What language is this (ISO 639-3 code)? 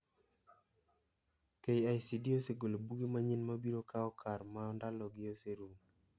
luo